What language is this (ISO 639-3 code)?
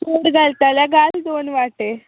kok